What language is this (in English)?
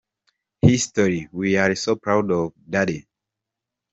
Kinyarwanda